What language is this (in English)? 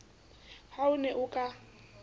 Southern Sotho